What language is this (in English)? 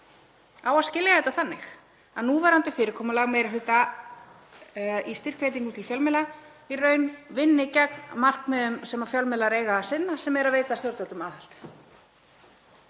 Icelandic